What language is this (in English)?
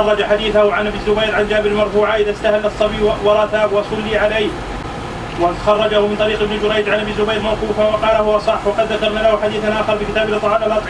Arabic